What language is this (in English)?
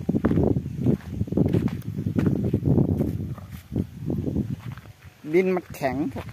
Thai